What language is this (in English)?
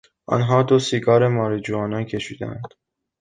Persian